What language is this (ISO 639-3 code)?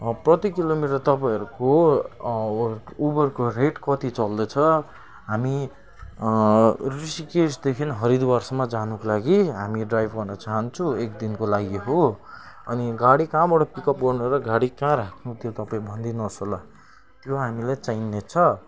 nep